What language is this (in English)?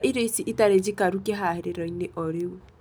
Kikuyu